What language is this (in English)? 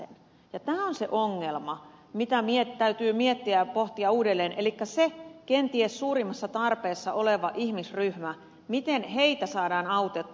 Finnish